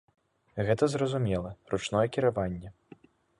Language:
Belarusian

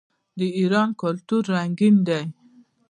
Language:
Pashto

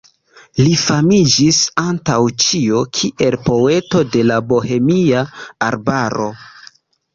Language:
Esperanto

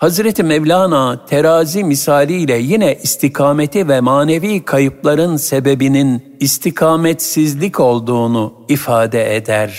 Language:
Turkish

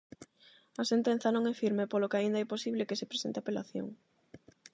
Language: Galician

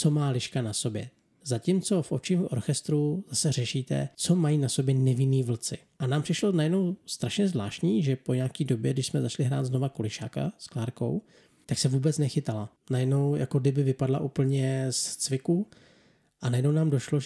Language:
Czech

